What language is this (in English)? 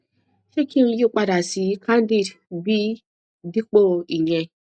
Yoruba